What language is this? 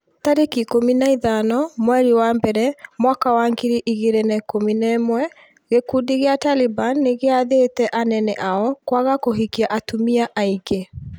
Kikuyu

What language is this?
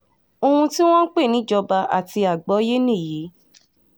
Yoruba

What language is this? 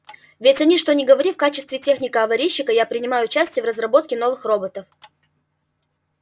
Russian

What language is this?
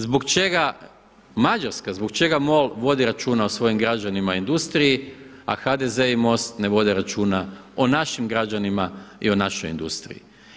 Croatian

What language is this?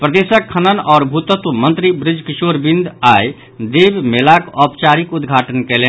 Maithili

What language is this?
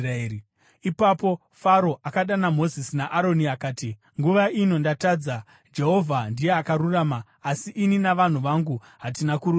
Shona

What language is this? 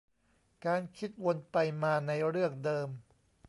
Thai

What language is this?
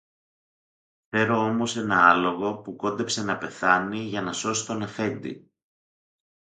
Greek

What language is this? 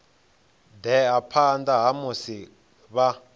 Venda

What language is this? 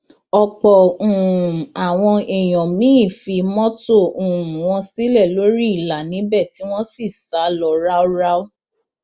Yoruba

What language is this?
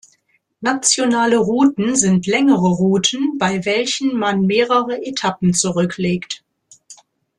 German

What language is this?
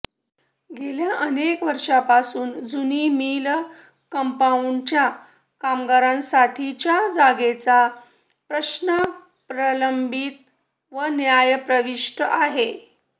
Marathi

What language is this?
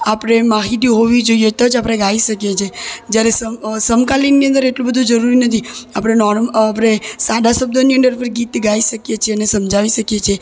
Gujarati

